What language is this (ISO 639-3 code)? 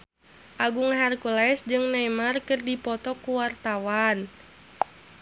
sun